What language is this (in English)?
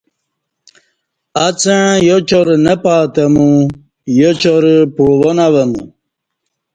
Kati